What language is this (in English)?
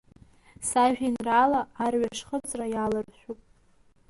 Abkhazian